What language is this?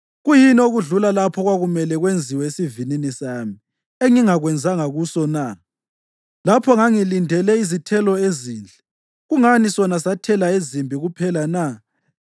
North Ndebele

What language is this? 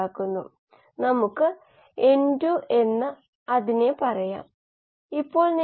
Malayalam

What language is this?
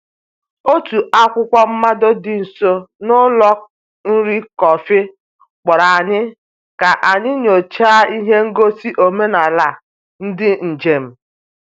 Igbo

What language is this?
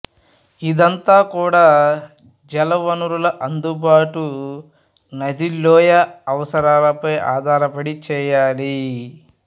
Telugu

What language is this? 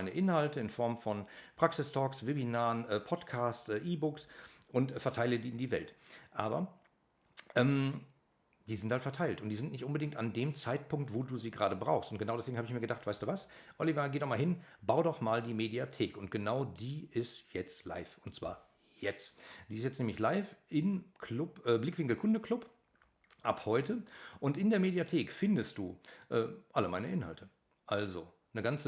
German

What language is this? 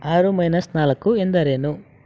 Kannada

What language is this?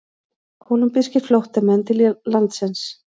Icelandic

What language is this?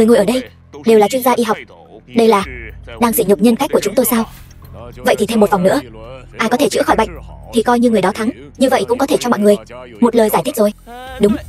Vietnamese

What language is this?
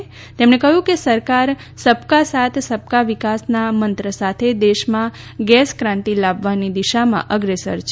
Gujarati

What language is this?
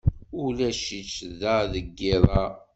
Kabyle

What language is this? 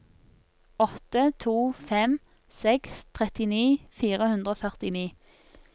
Norwegian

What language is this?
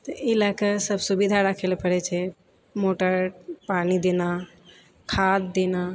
Maithili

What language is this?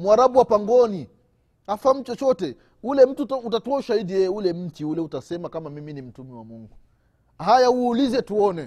Swahili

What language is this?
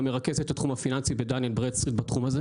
Hebrew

